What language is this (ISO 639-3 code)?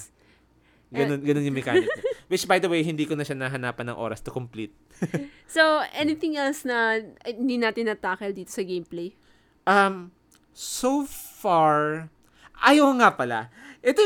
fil